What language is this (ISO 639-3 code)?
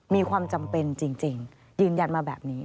tha